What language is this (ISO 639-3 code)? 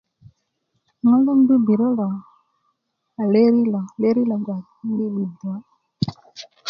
ukv